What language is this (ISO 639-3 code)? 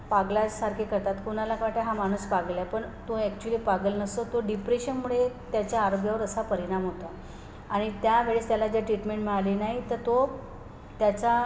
mar